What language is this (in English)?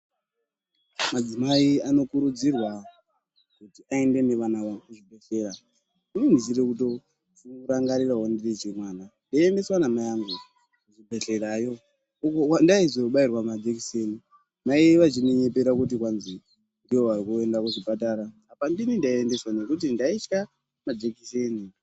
Ndau